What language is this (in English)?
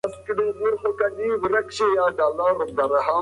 Pashto